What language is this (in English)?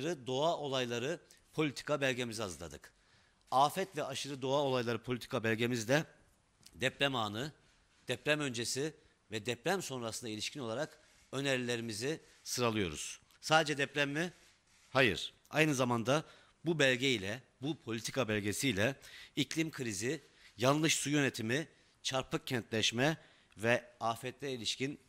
Turkish